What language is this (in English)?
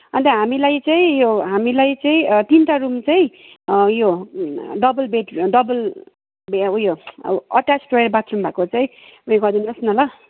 Nepali